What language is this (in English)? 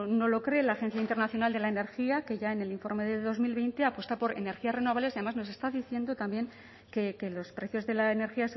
Spanish